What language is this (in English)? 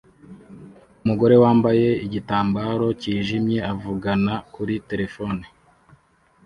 Kinyarwanda